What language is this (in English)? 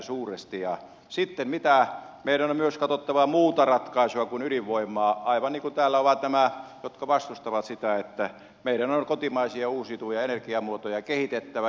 Finnish